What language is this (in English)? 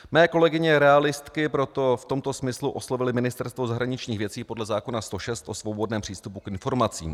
Czech